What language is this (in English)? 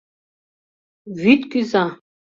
Mari